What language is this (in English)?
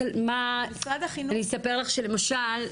Hebrew